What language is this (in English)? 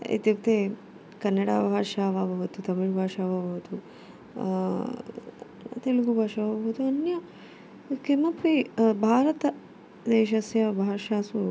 Sanskrit